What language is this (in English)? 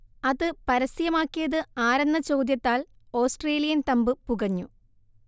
Malayalam